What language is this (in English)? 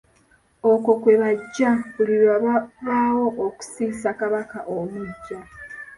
Ganda